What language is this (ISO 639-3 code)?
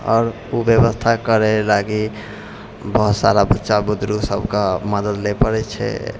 mai